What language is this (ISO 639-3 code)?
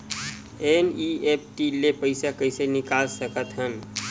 hne